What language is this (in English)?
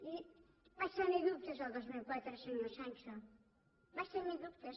Catalan